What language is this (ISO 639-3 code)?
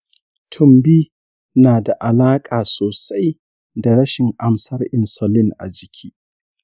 hau